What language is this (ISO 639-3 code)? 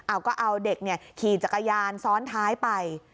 tha